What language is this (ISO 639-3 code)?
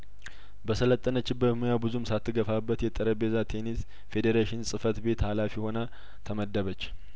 amh